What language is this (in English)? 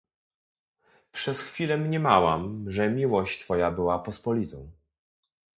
Polish